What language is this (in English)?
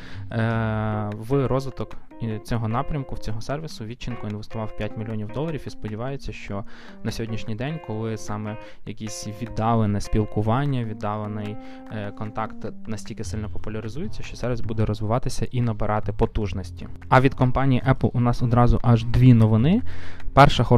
Ukrainian